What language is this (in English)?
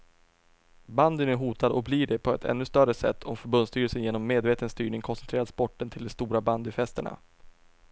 Swedish